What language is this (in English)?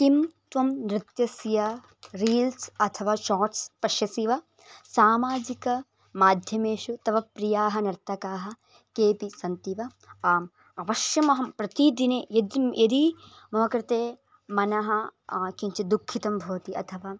Sanskrit